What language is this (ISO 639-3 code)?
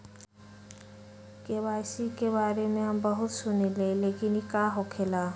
mag